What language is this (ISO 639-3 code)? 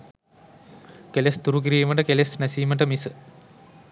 sin